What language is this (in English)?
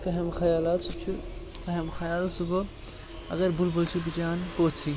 Kashmiri